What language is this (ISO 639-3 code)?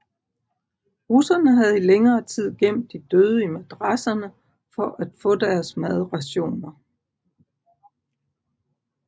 dan